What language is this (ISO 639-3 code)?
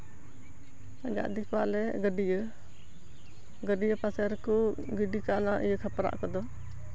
sat